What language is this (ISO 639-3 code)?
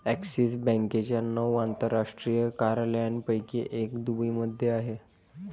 mar